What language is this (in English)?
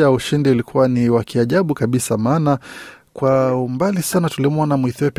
Swahili